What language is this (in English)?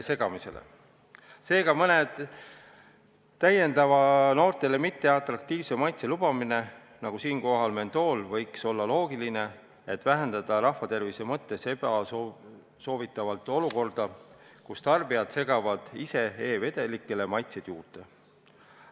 Estonian